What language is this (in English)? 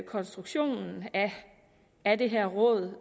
Danish